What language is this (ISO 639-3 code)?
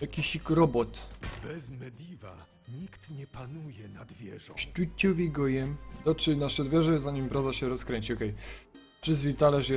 pol